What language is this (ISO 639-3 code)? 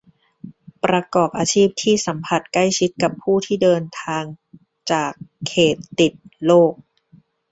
tha